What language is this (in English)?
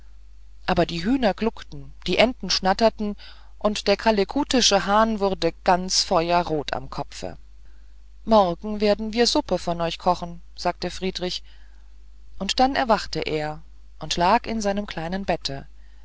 German